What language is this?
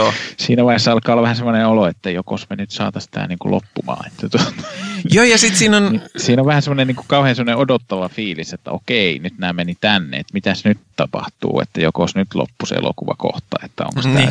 Finnish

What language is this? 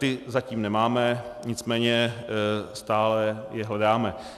Czech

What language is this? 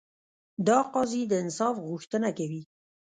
Pashto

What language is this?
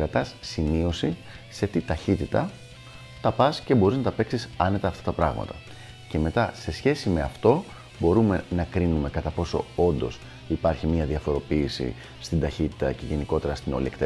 Greek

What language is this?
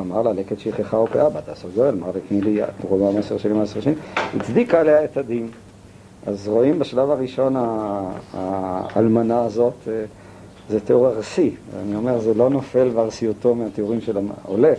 Hebrew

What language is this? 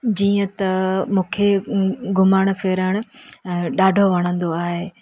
Sindhi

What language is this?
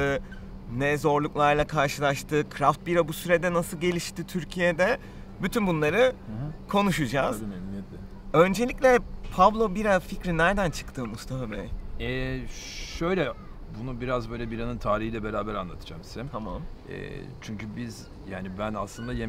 Turkish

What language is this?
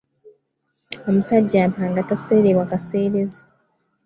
Ganda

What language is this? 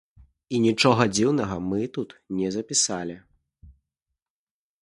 Belarusian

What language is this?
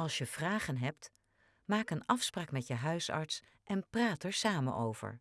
Dutch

